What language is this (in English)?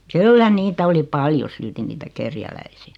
Finnish